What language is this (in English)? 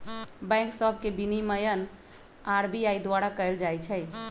Magahi